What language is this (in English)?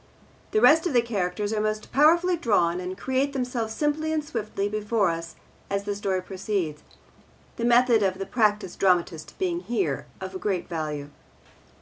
English